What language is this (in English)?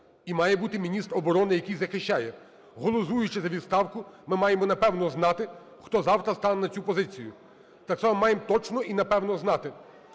Ukrainian